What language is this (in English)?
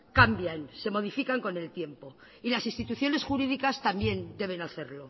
Spanish